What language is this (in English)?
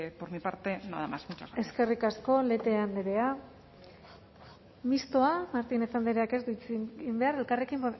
Basque